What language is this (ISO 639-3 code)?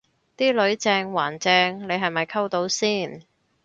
yue